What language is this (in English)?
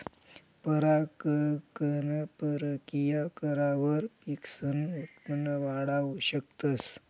Marathi